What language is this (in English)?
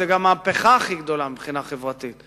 Hebrew